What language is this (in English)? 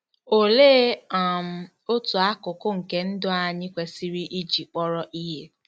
Igbo